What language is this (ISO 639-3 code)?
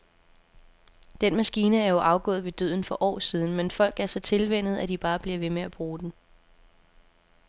dan